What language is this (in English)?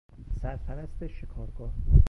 Persian